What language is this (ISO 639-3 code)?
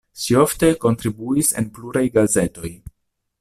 epo